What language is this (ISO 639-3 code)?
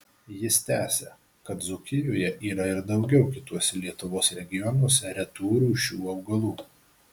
lit